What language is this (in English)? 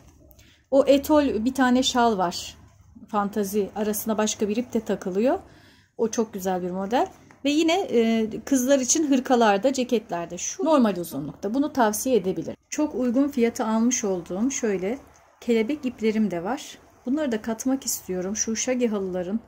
Turkish